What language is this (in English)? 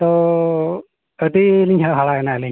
Santali